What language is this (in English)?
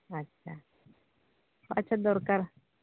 Santali